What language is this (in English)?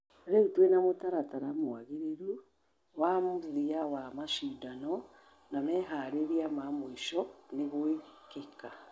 Kikuyu